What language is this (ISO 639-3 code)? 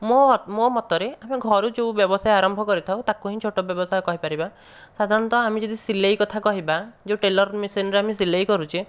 ori